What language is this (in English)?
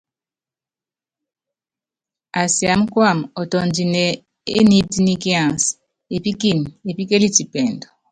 Yangben